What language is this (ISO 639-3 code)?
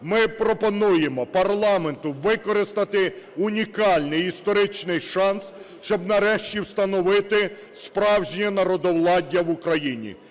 ukr